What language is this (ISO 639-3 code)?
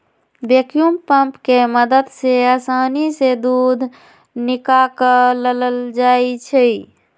mag